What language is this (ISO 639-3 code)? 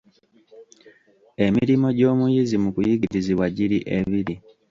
lug